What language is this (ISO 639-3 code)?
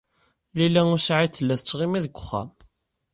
kab